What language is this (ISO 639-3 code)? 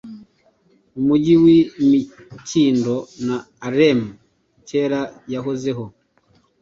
kin